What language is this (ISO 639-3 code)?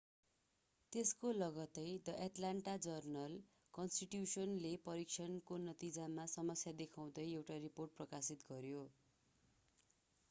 nep